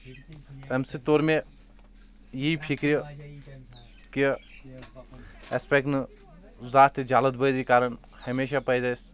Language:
Kashmiri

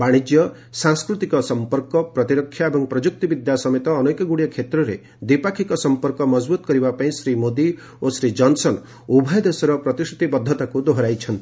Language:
Odia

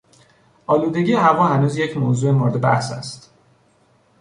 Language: Persian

